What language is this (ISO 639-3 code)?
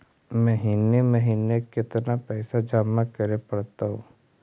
mag